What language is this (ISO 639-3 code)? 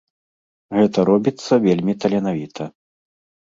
bel